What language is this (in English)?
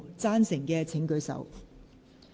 Cantonese